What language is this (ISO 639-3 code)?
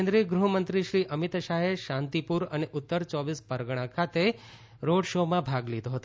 guj